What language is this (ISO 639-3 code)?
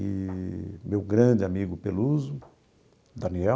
por